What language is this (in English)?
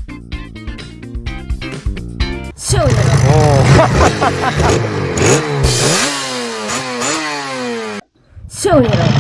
Japanese